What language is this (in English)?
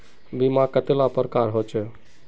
Magahi